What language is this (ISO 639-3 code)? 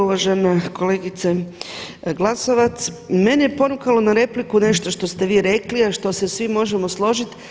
hrv